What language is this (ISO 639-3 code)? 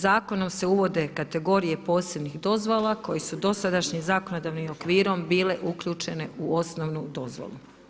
hrv